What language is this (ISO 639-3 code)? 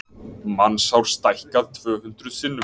isl